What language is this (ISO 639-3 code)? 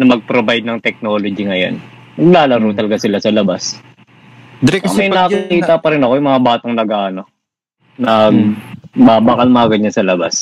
fil